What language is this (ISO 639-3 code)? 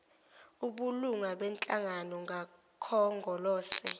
zul